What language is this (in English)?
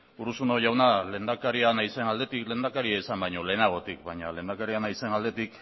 Basque